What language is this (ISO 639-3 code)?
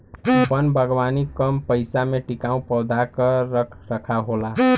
bho